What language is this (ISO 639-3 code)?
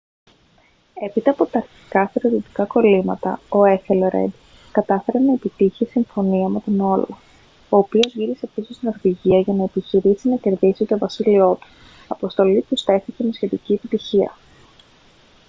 ell